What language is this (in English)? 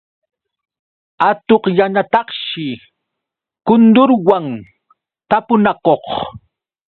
Yauyos Quechua